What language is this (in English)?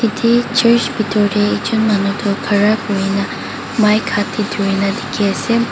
Naga Pidgin